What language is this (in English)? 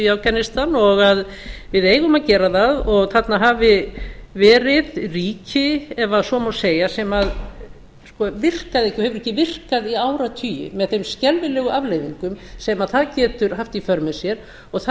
Icelandic